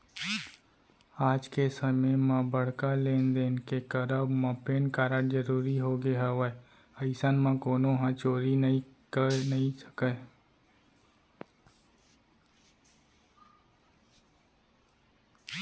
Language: Chhattisgarhi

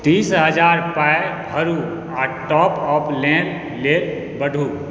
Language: Maithili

